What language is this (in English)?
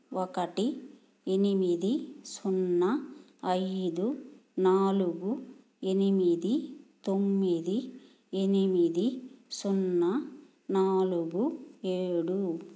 Telugu